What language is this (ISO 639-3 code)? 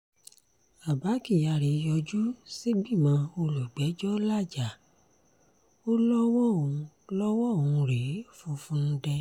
yor